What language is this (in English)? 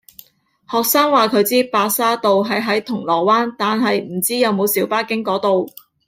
Cantonese